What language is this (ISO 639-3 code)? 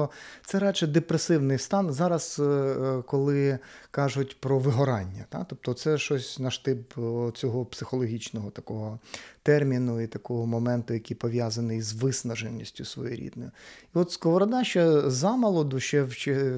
ukr